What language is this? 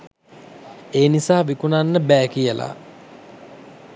Sinhala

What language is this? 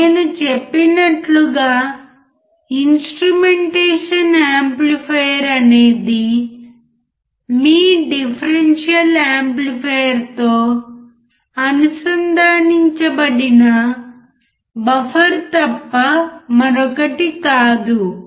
Telugu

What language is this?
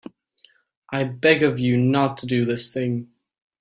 English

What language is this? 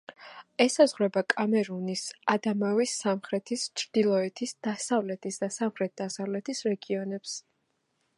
Georgian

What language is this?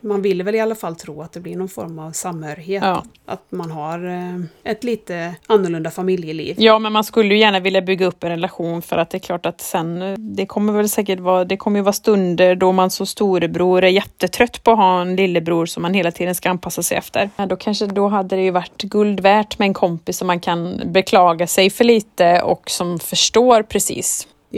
Swedish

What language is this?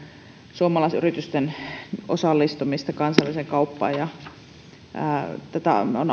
Finnish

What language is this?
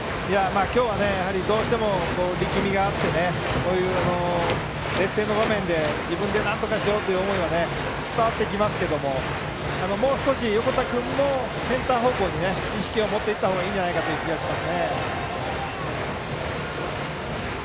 Japanese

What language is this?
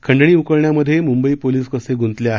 Marathi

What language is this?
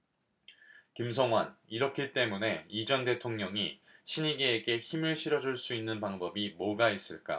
Korean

